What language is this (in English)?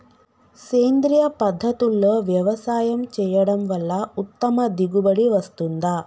Telugu